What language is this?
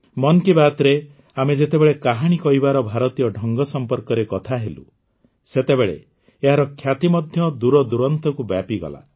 Odia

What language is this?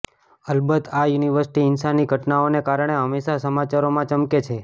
Gujarati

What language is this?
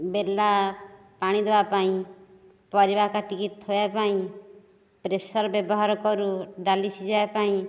Odia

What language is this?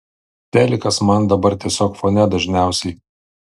Lithuanian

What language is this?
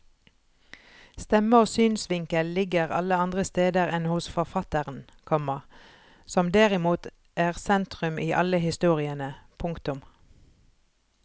Norwegian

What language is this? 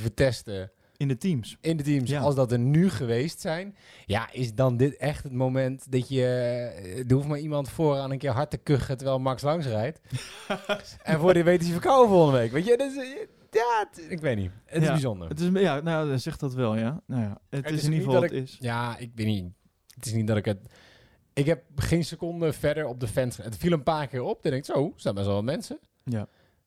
Dutch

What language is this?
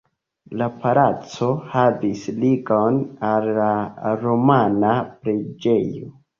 Esperanto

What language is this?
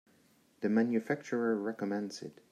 English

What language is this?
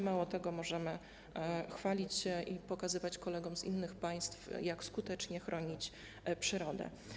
Polish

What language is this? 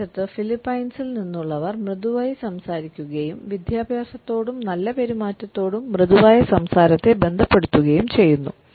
Malayalam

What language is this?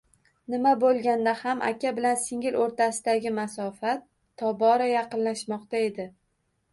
Uzbek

